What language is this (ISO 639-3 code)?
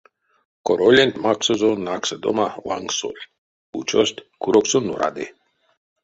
myv